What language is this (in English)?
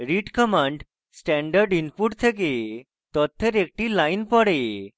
Bangla